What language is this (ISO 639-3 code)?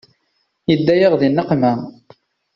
kab